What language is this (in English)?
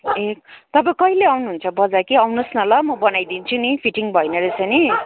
Nepali